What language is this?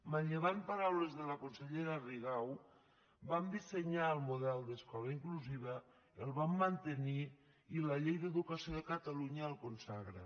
Catalan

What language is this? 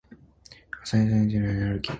Japanese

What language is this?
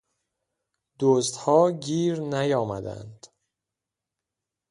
Persian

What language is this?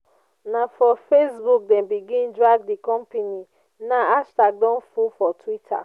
Nigerian Pidgin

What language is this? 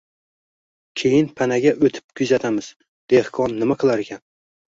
Uzbek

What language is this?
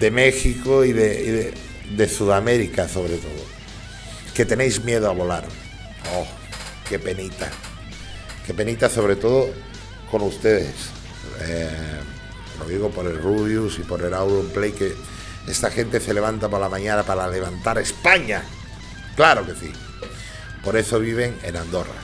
Spanish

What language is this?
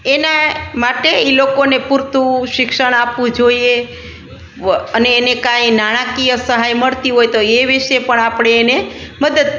Gujarati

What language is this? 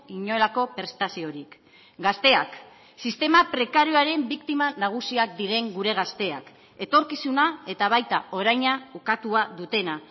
Basque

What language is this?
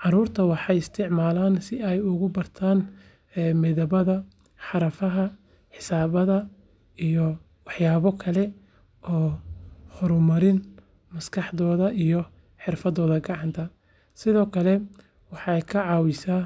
Somali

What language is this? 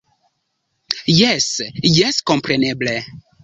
Esperanto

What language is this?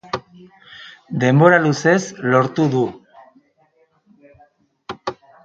Basque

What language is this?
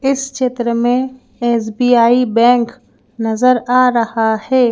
Hindi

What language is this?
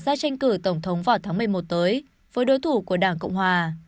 Vietnamese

